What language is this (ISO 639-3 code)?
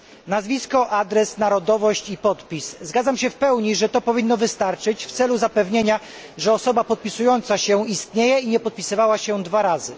pol